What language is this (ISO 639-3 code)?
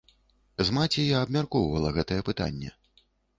bel